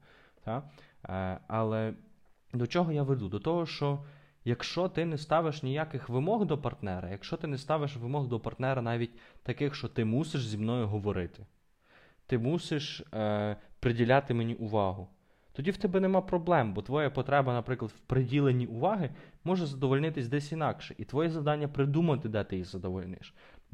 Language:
Ukrainian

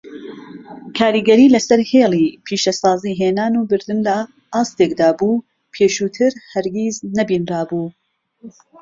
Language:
Central Kurdish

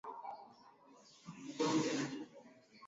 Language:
Swahili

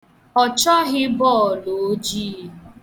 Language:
Igbo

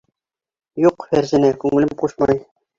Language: Bashkir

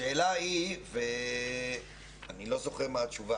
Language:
Hebrew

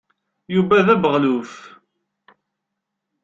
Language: Kabyle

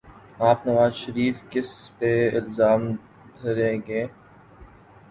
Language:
Urdu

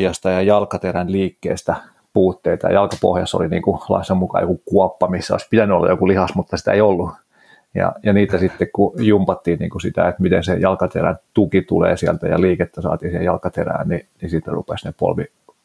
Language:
Finnish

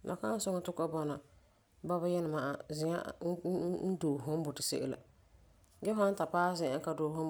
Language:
Frafra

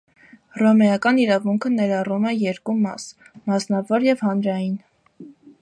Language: Armenian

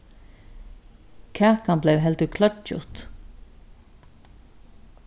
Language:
Faroese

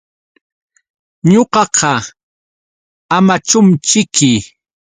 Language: Yauyos Quechua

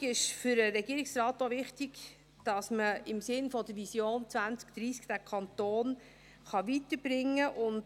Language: Swiss German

